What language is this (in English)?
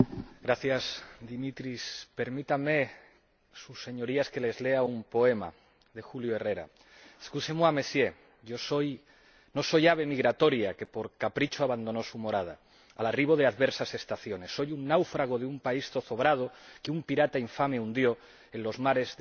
Spanish